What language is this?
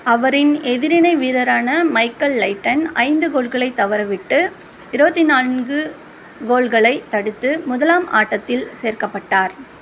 Tamil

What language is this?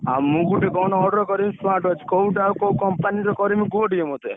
Odia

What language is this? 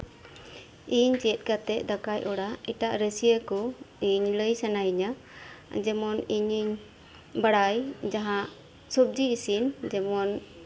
Santali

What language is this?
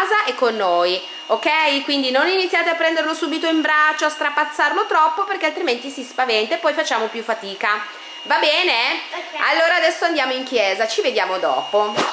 Italian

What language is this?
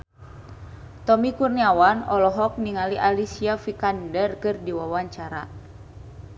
Sundanese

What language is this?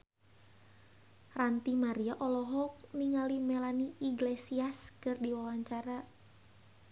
Sundanese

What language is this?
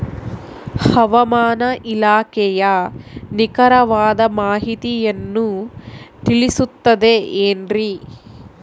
Kannada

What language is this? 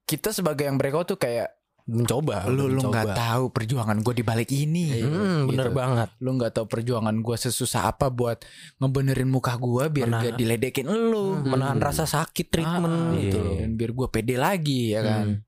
Indonesian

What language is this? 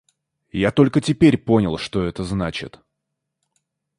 Russian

